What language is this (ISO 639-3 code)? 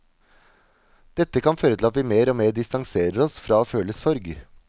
nor